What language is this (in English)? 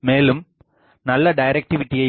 Tamil